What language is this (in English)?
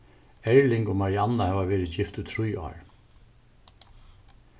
Faroese